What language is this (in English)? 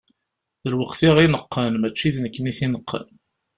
Kabyle